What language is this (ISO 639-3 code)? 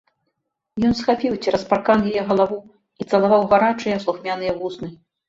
bel